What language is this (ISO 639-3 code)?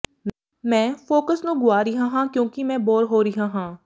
pan